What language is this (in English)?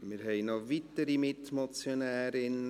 Swiss German